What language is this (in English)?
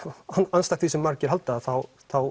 Icelandic